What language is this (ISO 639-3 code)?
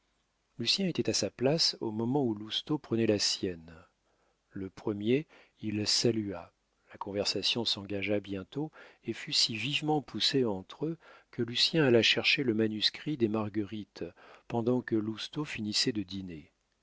fra